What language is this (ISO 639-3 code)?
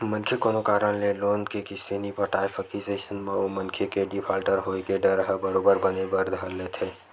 hne